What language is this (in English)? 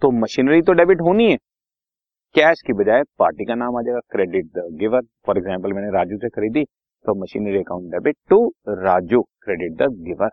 Hindi